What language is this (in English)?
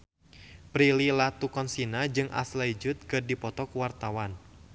Sundanese